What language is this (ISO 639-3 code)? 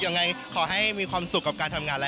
tha